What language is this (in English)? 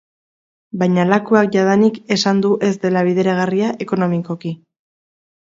Basque